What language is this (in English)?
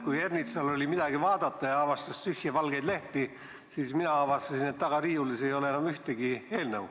Estonian